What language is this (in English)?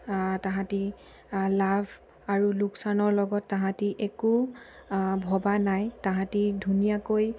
Assamese